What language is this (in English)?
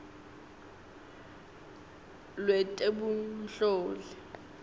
Swati